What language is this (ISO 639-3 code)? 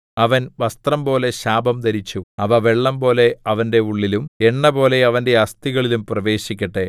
mal